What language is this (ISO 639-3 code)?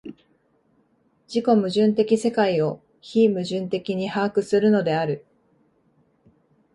jpn